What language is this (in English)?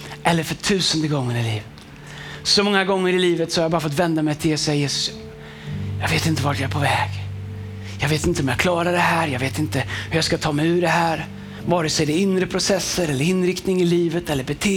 Swedish